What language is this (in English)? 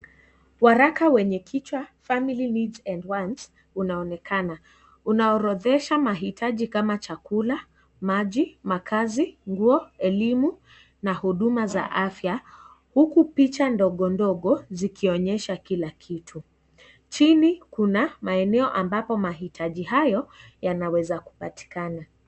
Swahili